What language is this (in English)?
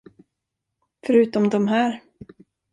Swedish